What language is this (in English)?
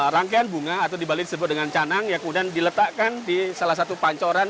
Indonesian